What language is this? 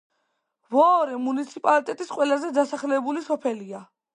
Georgian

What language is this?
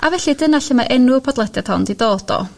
Welsh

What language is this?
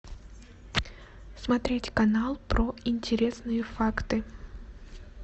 Russian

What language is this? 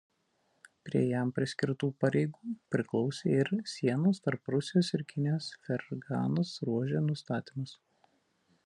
Lithuanian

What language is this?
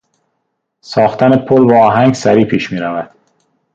Persian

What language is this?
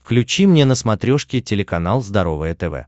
Russian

